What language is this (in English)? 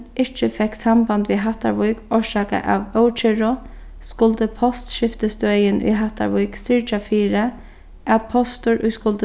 Faroese